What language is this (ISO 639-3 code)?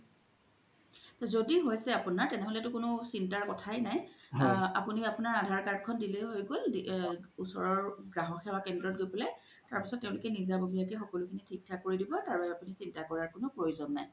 asm